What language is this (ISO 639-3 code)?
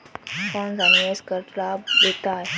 hin